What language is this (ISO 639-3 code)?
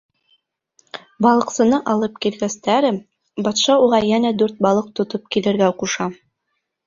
bak